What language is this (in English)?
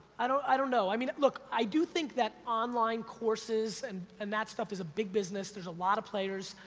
English